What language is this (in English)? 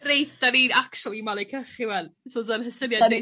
Welsh